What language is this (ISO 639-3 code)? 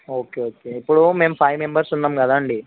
tel